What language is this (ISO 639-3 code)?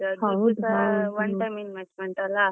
kan